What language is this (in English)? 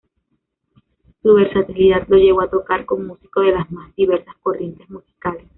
Spanish